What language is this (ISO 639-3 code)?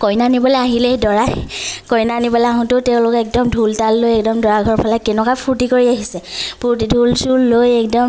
asm